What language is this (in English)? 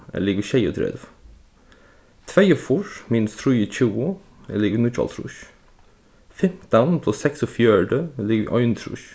Faroese